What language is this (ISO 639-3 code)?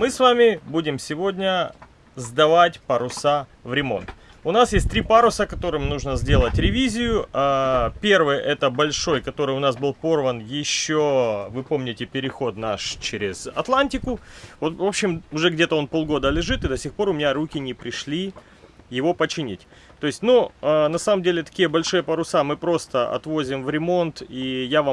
rus